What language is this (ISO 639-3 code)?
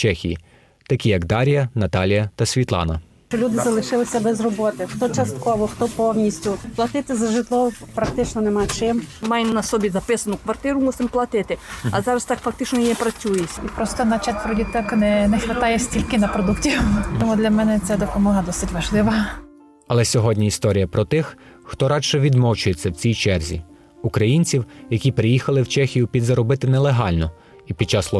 ukr